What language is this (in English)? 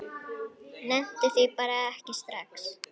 Icelandic